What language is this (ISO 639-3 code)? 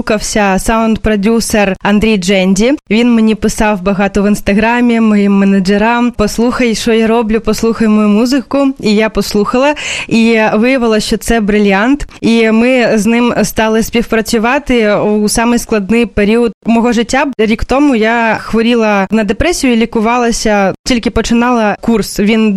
ukr